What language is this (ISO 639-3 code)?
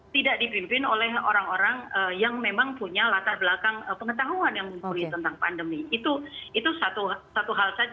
ind